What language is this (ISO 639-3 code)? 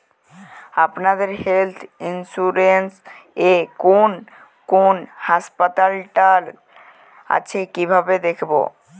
ben